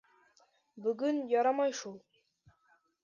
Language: Bashkir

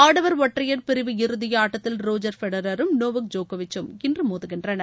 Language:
Tamil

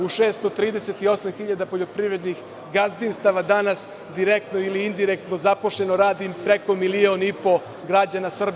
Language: Serbian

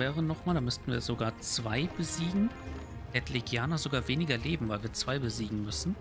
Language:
German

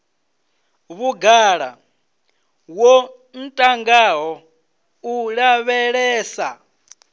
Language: Venda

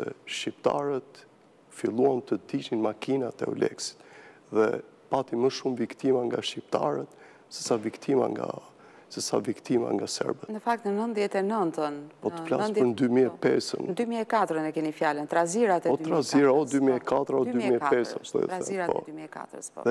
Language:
Romanian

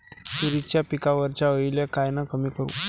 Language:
Marathi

